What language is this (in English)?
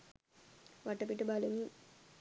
Sinhala